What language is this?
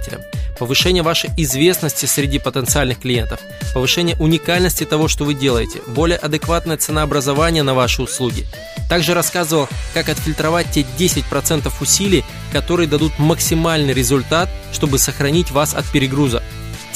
Russian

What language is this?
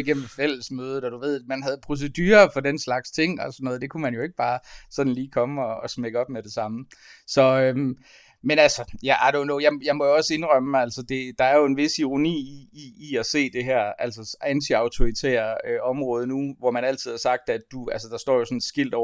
Danish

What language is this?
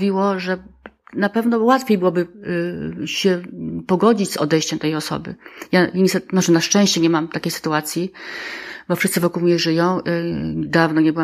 Polish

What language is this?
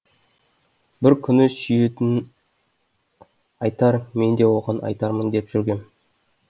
Kazakh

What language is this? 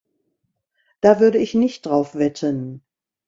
German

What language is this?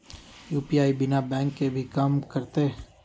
Magahi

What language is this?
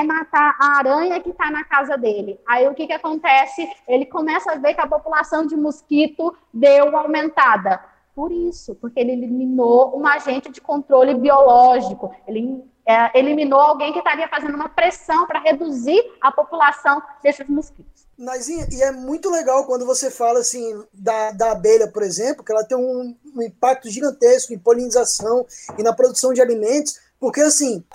Portuguese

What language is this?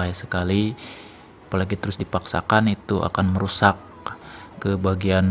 Indonesian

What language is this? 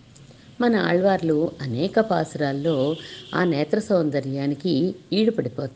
Telugu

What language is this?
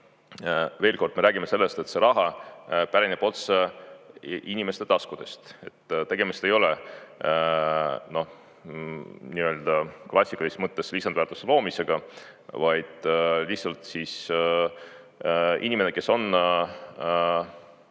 Estonian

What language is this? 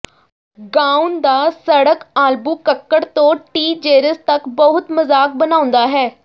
Punjabi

